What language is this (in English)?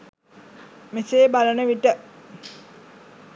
Sinhala